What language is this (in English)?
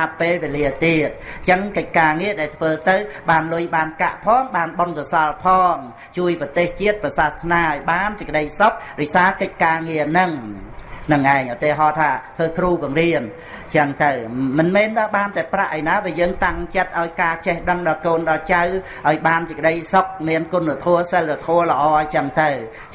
Vietnamese